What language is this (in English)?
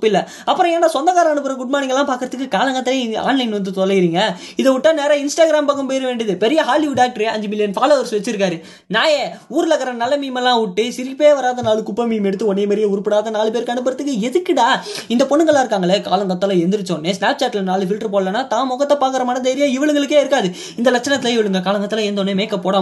Tamil